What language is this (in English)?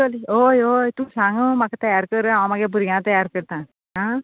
Konkani